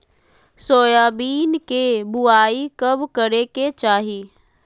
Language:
Magahi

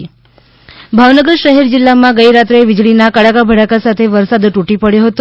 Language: Gujarati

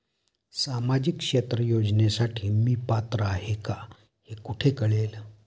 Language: Marathi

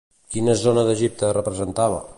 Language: Catalan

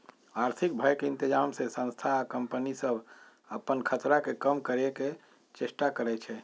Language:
Magahi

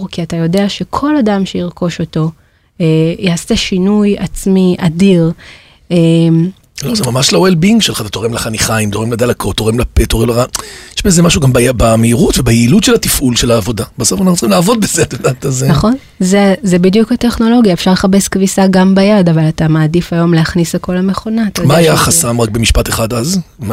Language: Hebrew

